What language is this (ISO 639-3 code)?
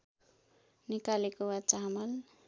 nep